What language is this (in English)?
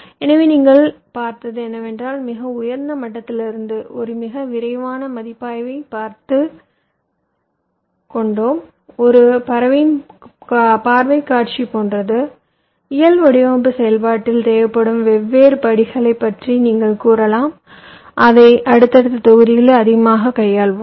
Tamil